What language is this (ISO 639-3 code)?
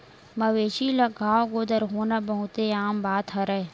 hne